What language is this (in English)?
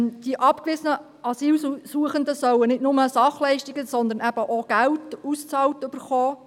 Swiss German